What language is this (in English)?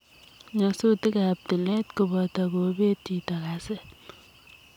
Kalenjin